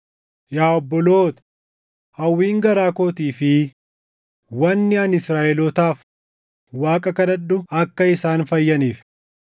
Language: Oromo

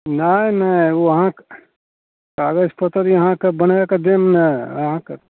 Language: Maithili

